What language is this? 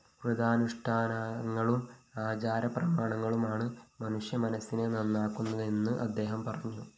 Malayalam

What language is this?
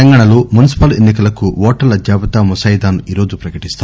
Telugu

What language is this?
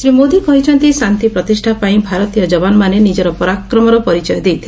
Odia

